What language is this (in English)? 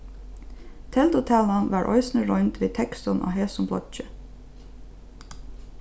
Faroese